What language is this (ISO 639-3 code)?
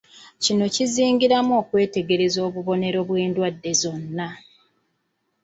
lug